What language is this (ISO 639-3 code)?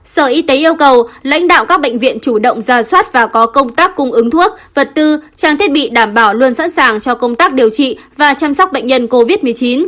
vie